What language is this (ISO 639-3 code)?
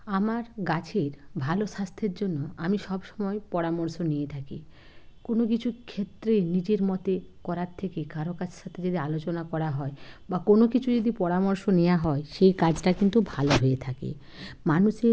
ben